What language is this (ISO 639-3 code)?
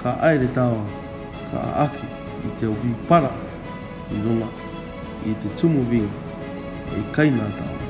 mri